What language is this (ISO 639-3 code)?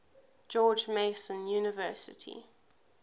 eng